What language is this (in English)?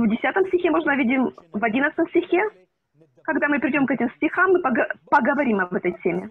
Russian